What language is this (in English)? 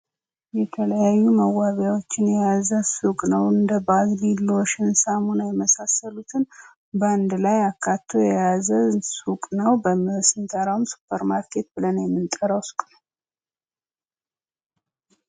Amharic